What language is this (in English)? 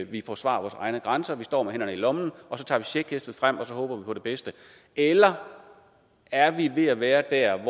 Danish